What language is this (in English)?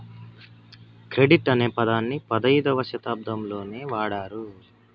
Telugu